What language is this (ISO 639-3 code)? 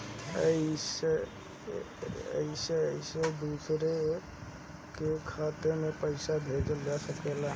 bho